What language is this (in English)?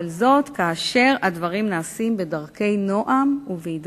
Hebrew